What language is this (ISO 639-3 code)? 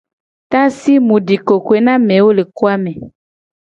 gej